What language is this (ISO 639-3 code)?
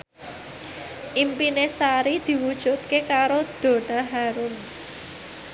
jav